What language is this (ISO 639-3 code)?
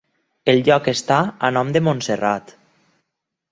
cat